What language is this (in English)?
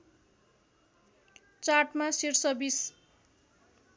Nepali